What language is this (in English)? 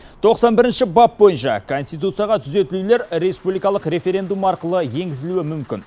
Kazakh